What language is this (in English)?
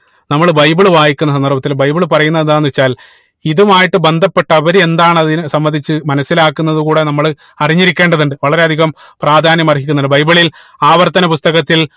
Malayalam